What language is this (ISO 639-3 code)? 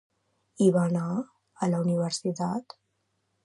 cat